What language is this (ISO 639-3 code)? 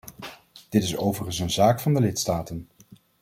nld